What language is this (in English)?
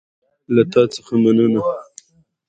Pashto